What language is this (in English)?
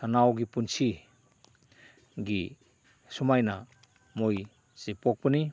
Manipuri